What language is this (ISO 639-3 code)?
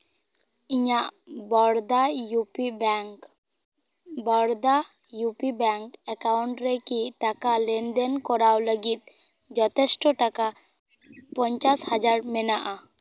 sat